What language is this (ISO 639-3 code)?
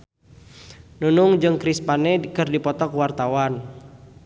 sun